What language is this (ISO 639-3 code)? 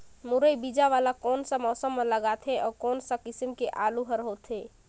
hne